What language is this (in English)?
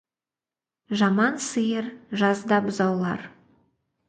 Kazakh